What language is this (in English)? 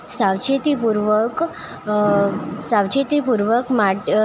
Gujarati